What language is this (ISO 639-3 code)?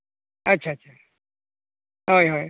sat